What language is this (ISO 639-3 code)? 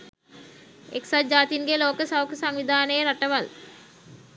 sin